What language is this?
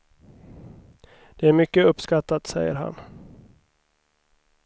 Swedish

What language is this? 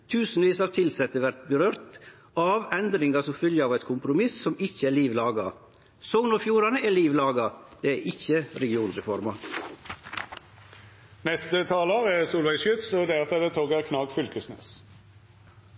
Norwegian Nynorsk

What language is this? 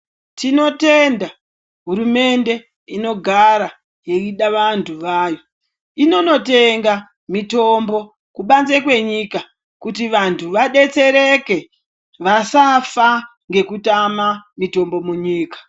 Ndau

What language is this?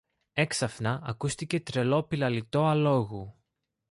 Greek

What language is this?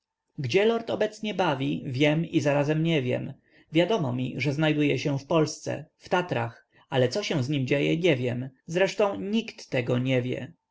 Polish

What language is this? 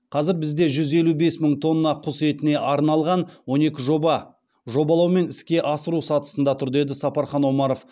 Kazakh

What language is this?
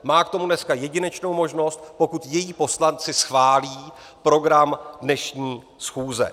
Czech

